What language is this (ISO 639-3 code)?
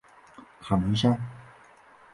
zho